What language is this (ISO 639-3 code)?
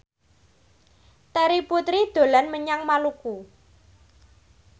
jav